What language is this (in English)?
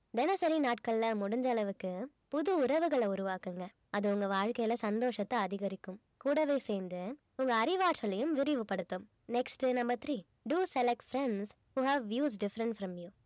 Tamil